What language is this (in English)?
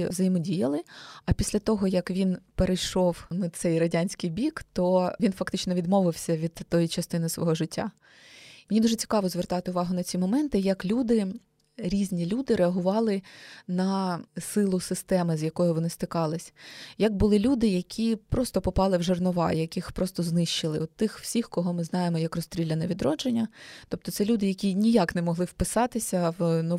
Ukrainian